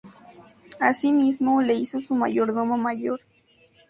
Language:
Spanish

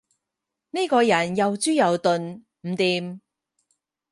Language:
Cantonese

